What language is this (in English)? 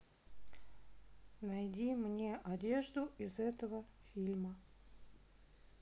Russian